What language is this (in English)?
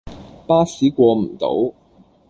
Cantonese